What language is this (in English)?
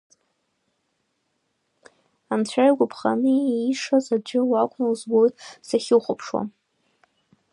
Abkhazian